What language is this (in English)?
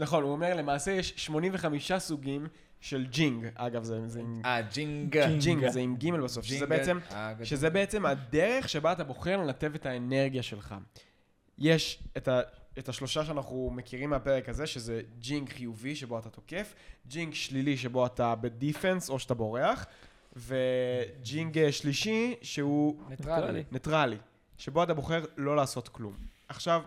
Hebrew